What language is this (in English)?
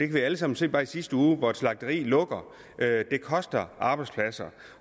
Danish